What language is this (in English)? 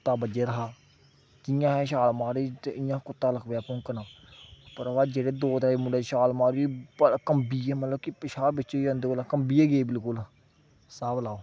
Dogri